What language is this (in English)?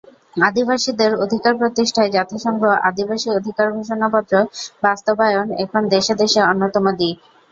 Bangla